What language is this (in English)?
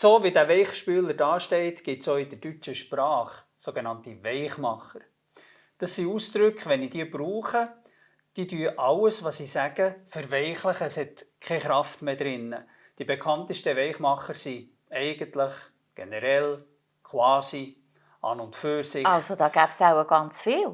German